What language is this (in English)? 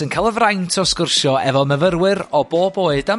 Welsh